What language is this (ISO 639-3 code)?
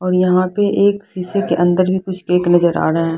hin